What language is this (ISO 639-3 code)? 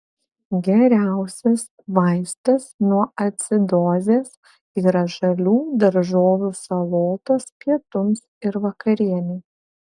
lit